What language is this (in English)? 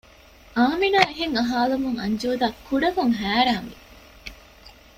Divehi